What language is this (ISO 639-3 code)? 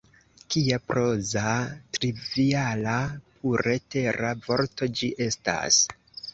epo